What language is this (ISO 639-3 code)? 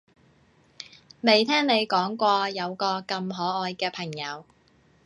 yue